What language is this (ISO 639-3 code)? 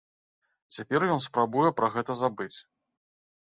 bel